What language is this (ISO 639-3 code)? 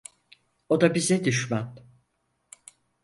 tur